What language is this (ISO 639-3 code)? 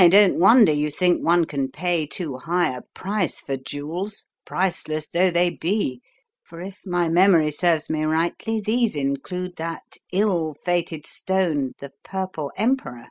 eng